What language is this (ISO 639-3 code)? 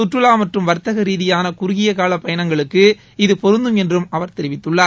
tam